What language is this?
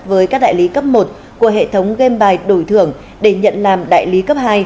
Vietnamese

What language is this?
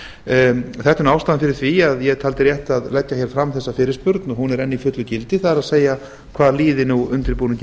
Icelandic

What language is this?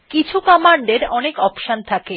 Bangla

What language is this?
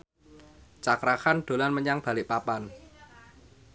Javanese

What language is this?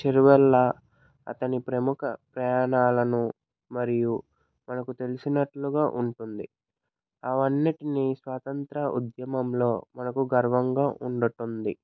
Telugu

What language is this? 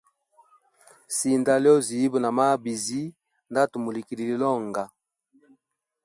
Hemba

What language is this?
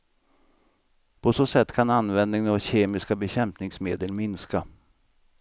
Swedish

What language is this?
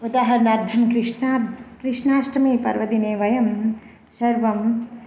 Sanskrit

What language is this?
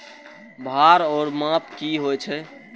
Maithili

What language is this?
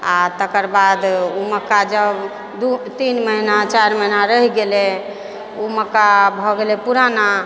Maithili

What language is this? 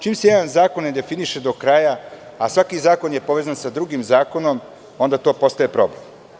Serbian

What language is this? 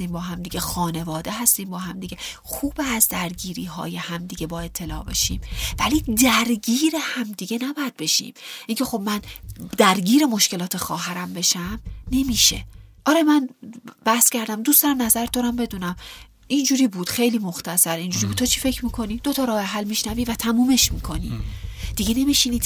Persian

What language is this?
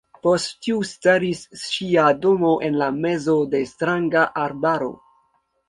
Esperanto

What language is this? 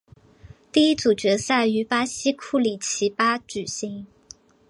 Chinese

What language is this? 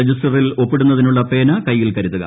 Malayalam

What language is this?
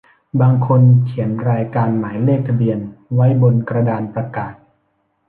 Thai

